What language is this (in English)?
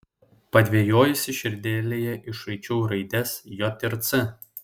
Lithuanian